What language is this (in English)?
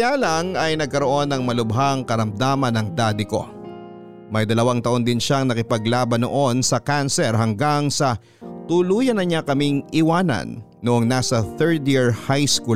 Filipino